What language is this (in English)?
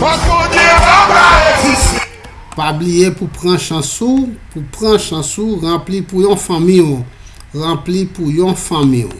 French